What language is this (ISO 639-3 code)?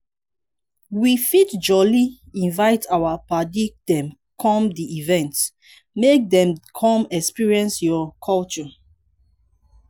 pcm